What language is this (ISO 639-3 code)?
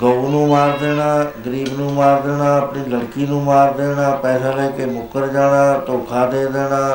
pan